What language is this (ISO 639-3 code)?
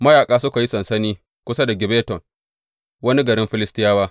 hau